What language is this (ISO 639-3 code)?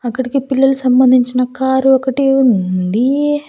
tel